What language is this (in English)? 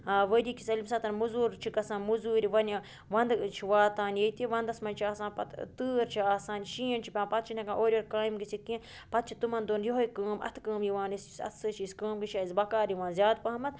Kashmiri